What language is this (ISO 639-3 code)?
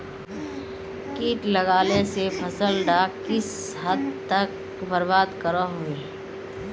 mag